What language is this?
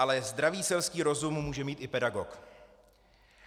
Czech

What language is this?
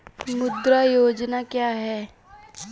Hindi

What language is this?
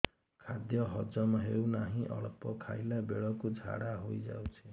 Odia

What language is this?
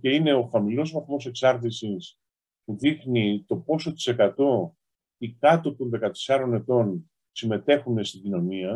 Greek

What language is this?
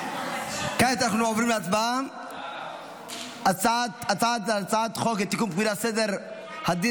Hebrew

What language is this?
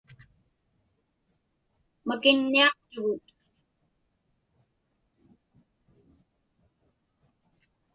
Inupiaq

